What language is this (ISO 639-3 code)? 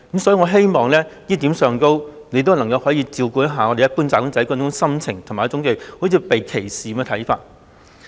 yue